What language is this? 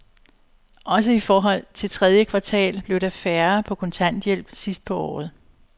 Danish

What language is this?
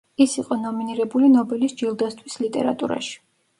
Georgian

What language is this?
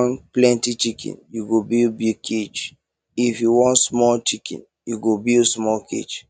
Nigerian Pidgin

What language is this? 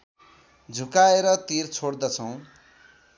Nepali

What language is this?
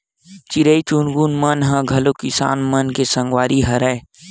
Chhattisgarhi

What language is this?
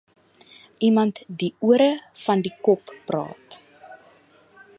Afrikaans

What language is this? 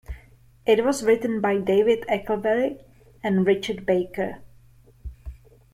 English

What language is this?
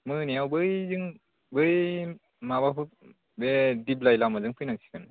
Bodo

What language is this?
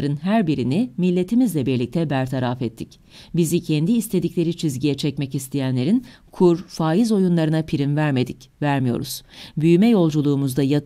Turkish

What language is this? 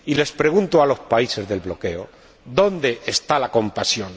Spanish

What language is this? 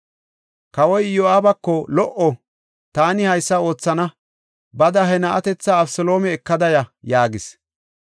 Gofa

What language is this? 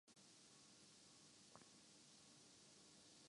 Urdu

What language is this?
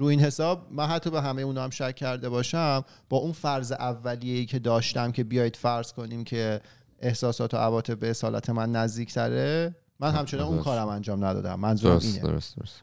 Persian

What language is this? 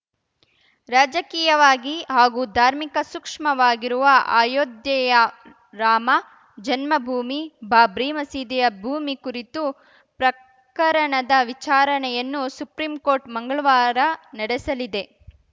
Kannada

